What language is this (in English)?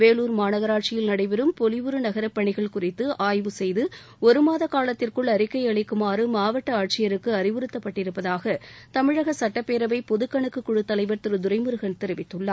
Tamil